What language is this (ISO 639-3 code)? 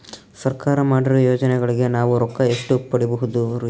kan